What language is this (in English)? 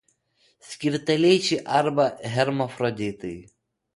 Lithuanian